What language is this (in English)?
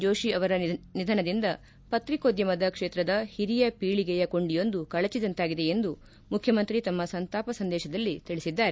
Kannada